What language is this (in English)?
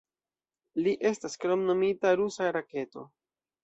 Esperanto